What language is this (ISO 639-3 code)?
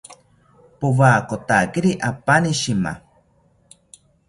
cpy